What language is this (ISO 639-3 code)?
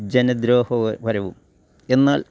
mal